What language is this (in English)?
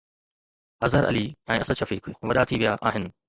Sindhi